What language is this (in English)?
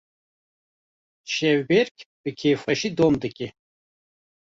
Kurdish